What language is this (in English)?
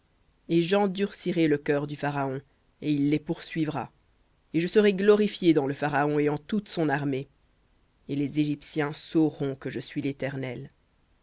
French